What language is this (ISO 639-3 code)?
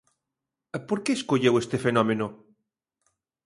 glg